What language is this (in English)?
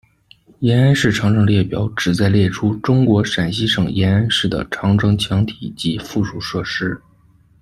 Chinese